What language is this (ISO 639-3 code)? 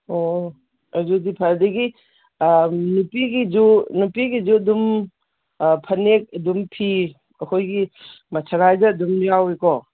mni